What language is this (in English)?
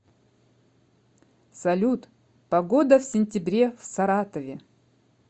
Russian